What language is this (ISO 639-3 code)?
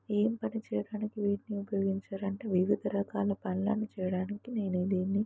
tel